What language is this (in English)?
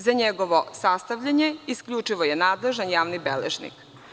Serbian